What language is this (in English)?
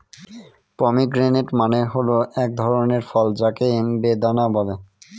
Bangla